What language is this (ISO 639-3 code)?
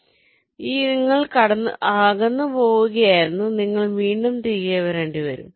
mal